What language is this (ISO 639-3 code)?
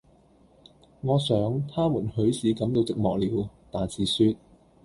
yue